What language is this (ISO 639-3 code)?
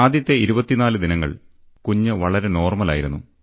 mal